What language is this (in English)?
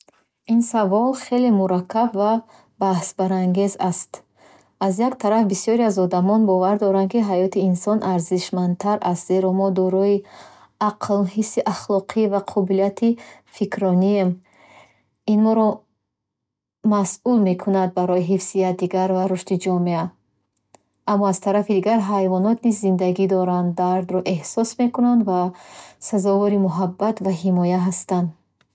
Bukharic